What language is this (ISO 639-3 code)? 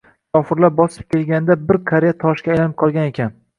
uzb